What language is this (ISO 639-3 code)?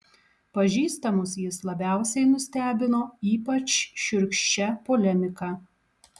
lit